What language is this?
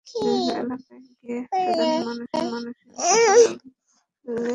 Bangla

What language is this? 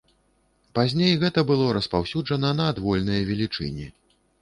Belarusian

